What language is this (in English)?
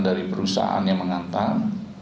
Indonesian